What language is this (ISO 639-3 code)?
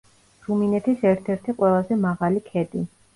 kat